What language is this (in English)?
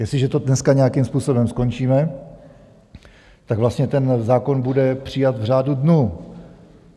Czech